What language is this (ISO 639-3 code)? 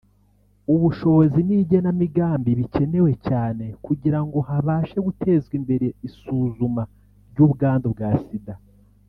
kin